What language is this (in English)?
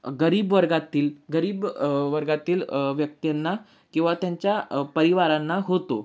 Marathi